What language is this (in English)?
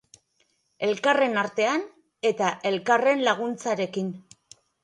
Basque